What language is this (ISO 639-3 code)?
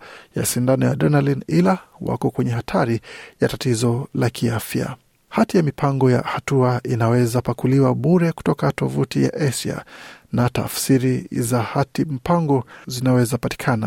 swa